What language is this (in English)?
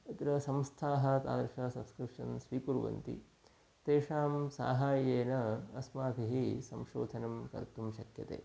Sanskrit